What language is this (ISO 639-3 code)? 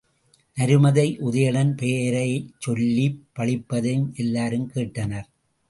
tam